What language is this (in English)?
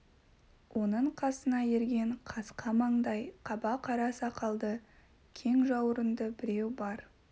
Kazakh